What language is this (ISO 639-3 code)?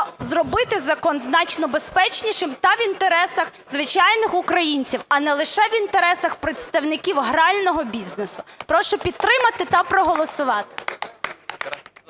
ukr